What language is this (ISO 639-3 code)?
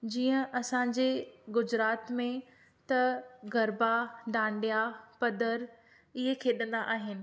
snd